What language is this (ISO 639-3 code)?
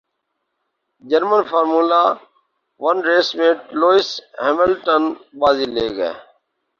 urd